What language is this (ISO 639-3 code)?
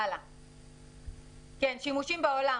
heb